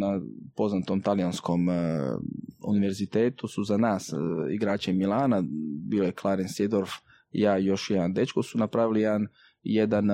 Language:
Croatian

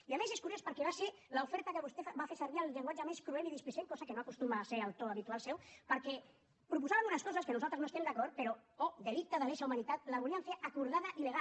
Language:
Catalan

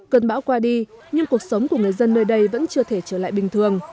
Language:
Vietnamese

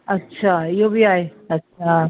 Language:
Sindhi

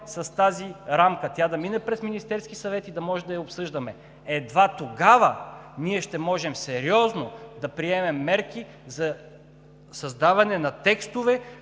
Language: Bulgarian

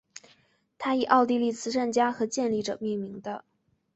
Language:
Chinese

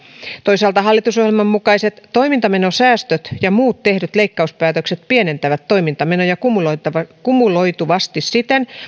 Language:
Finnish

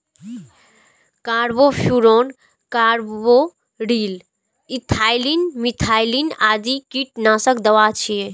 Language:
Maithili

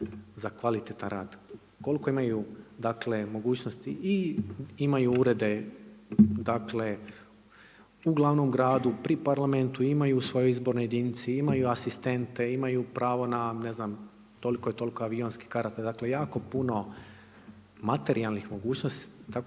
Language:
Croatian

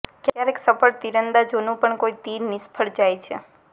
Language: Gujarati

